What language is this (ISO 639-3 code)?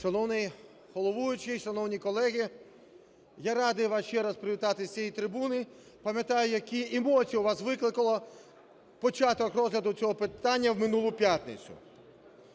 ukr